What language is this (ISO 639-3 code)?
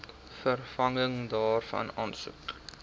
afr